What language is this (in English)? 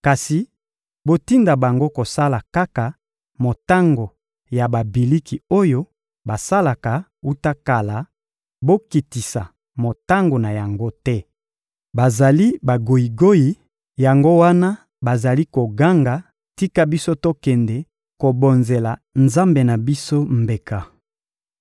Lingala